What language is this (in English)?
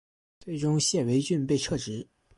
Chinese